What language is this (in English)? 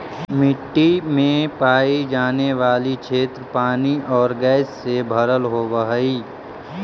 Magahi